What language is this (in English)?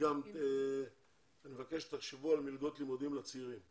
Hebrew